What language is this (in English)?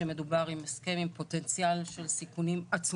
Hebrew